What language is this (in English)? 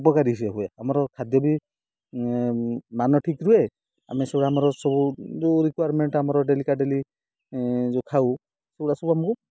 Odia